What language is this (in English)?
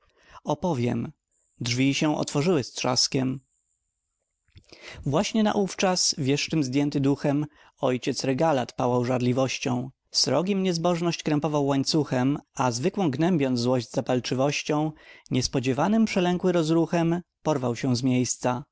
Polish